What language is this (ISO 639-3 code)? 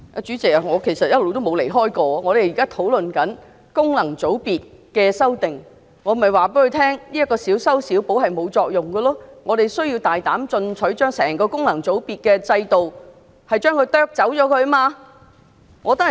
yue